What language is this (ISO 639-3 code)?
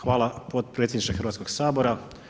hrv